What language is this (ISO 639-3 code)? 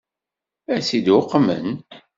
kab